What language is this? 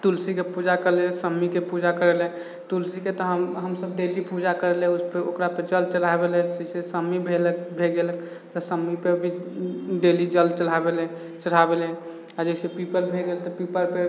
Maithili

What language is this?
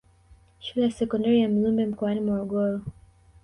Swahili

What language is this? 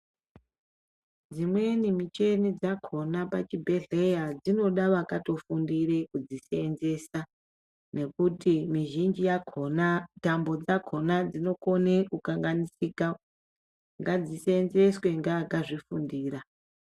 Ndau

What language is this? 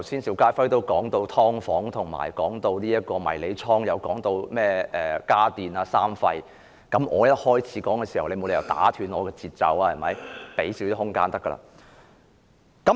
Cantonese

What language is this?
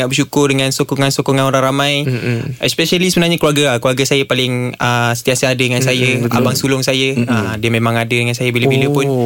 Malay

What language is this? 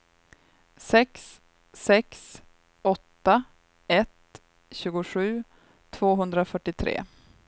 Swedish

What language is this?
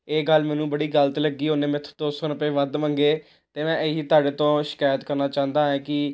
Punjabi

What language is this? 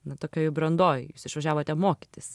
Lithuanian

